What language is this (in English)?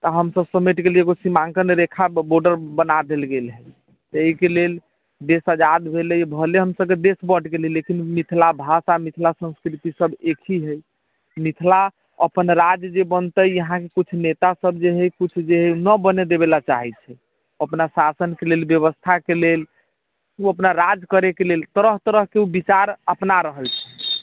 Maithili